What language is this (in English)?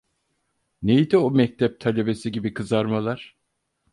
Turkish